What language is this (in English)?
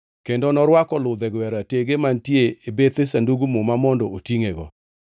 Luo (Kenya and Tanzania)